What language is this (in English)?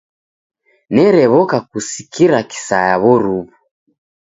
Taita